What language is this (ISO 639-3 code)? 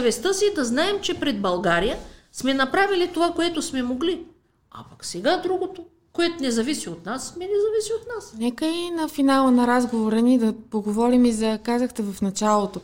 bul